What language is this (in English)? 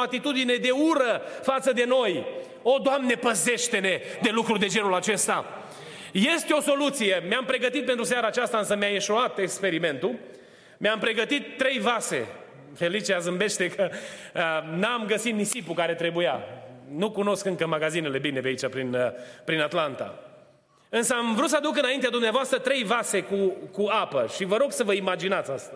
Romanian